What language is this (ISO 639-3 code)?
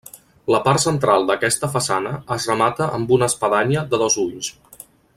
cat